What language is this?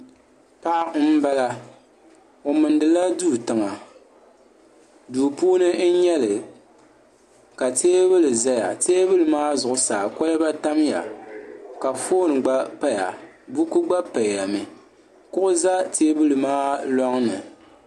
Dagbani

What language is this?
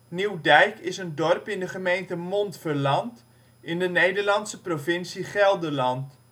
Dutch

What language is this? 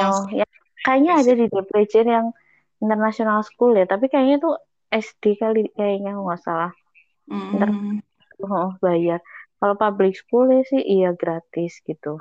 Indonesian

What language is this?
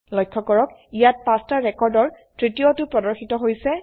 Assamese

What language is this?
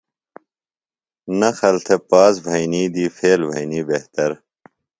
Phalura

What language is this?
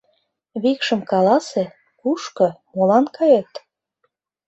Mari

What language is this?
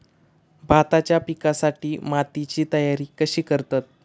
Marathi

